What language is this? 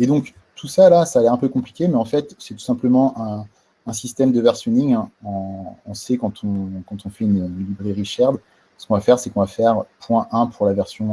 French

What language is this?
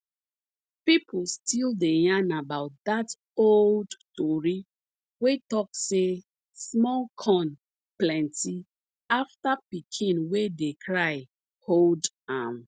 Nigerian Pidgin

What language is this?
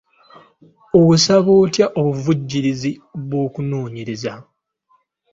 Ganda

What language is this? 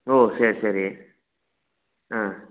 Tamil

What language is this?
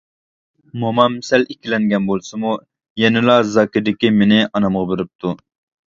Uyghur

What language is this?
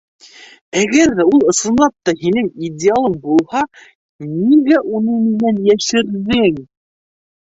Bashkir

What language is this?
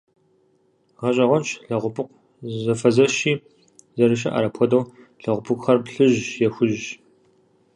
Kabardian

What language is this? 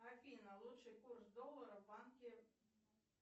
Russian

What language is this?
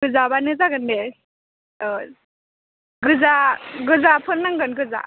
Bodo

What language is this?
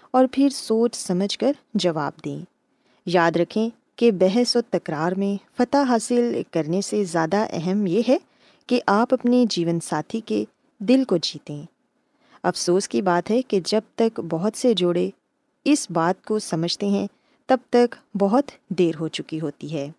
Urdu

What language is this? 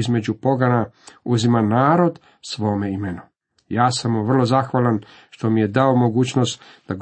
Croatian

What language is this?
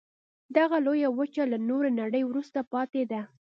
Pashto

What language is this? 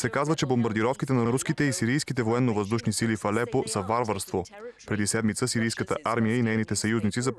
Bulgarian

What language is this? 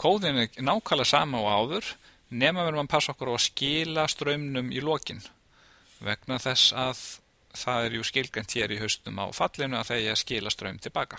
Norwegian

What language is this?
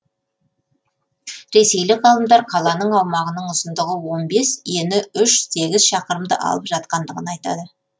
Kazakh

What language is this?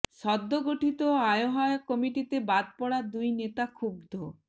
Bangla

